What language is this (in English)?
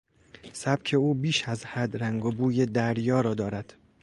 Persian